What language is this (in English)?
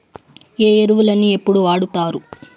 Telugu